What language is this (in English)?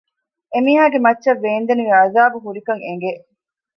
Divehi